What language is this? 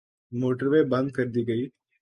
Urdu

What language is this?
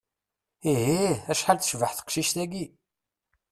Kabyle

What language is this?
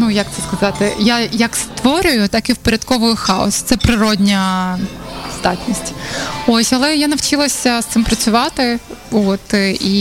Ukrainian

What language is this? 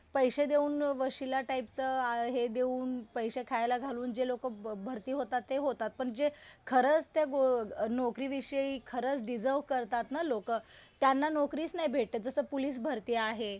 Marathi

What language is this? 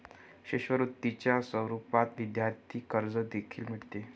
Marathi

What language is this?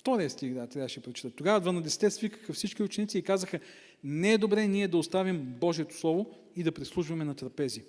Bulgarian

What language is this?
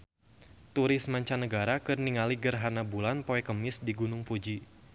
Sundanese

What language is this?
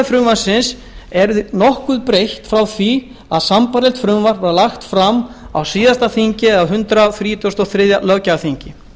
Icelandic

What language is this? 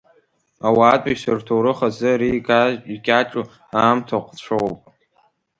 Abkhazian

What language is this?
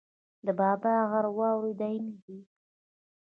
Pashto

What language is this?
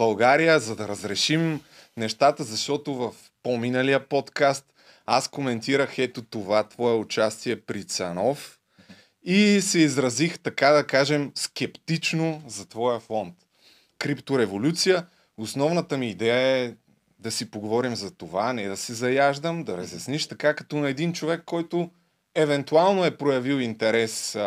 Bulgarian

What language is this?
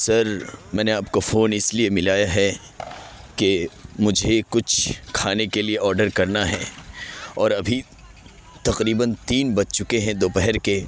Urdu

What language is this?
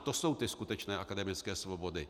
Czech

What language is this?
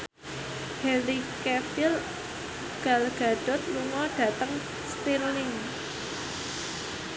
Javanese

